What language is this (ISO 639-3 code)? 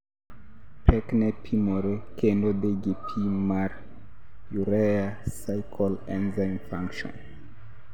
luo